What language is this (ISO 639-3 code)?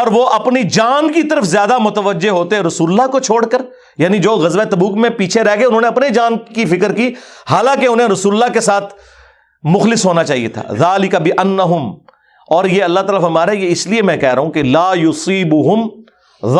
urd